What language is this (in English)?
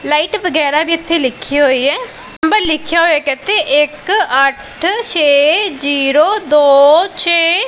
Punjabi